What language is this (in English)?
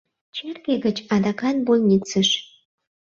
Mari